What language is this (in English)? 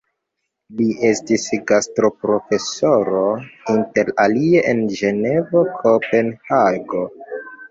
Esperanto